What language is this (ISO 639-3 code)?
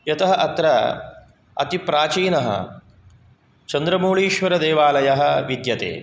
san